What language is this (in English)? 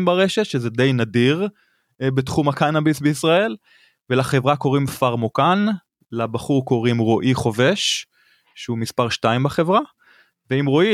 Hebrew